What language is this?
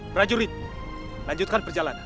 Indonesian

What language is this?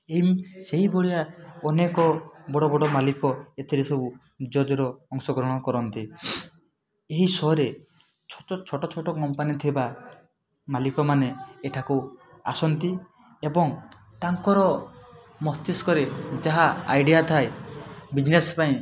Odia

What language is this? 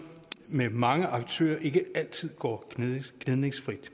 Danish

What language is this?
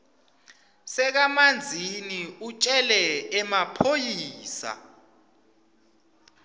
Swati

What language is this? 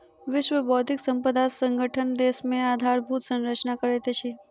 Maithili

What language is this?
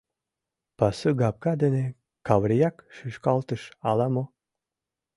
Mari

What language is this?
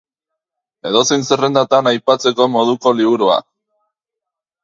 Basque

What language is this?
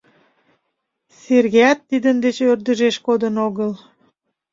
Mari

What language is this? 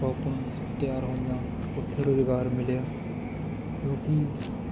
Punjabi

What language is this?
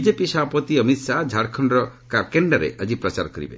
Odia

